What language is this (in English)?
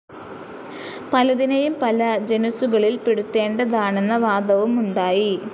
Malayalam